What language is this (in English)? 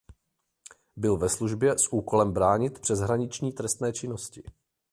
Czech